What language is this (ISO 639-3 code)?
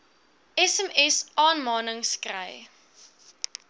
afr